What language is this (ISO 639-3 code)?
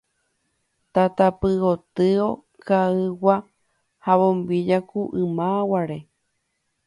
grn